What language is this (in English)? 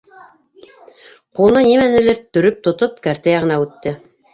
Bashkir